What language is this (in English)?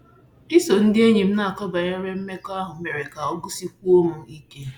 Igbo